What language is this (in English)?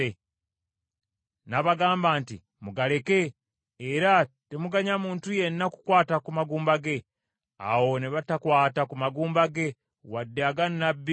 Ganda